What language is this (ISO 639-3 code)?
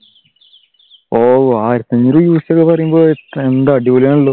mal